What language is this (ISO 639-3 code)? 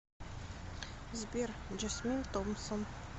rus